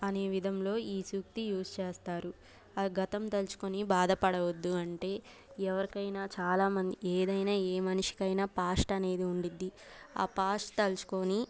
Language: Telugu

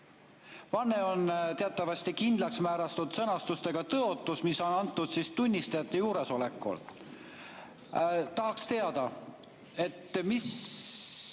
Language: Estonian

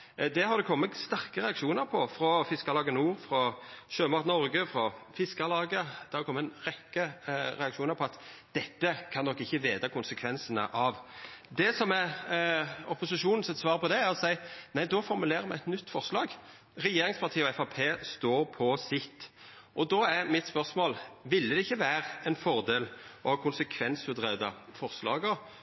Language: Norwegian Nynorsk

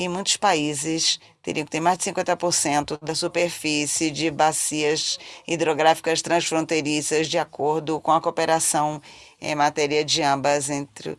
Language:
Portuguese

